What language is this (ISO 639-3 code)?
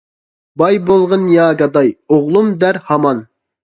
uig